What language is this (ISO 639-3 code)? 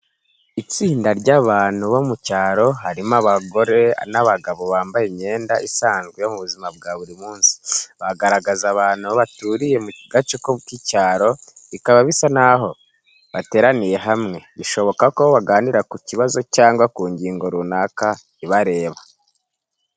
kin